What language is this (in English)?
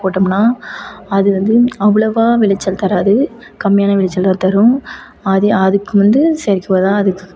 Tamil